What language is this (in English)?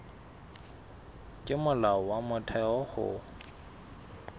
Southern Sotho